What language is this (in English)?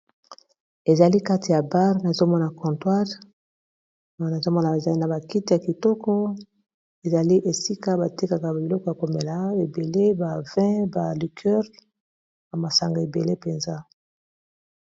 Lingala